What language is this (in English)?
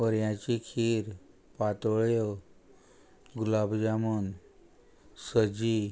Konkani